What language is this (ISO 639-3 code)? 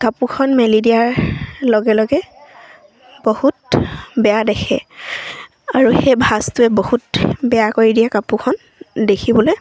asm